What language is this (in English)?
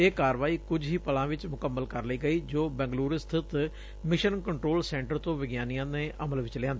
Punjabi